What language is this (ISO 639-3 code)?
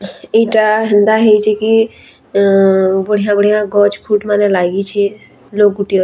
spv